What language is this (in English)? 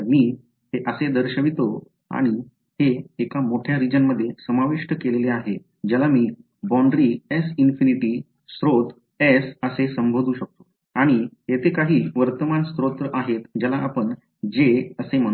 Marathi